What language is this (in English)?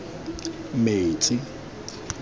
Tswana